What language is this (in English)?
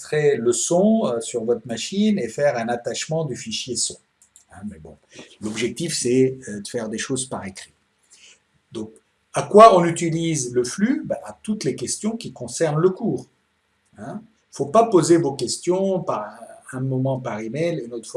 French